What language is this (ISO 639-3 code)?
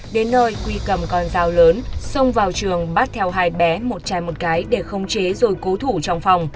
vie